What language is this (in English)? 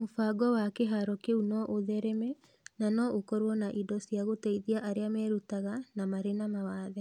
Kikuyu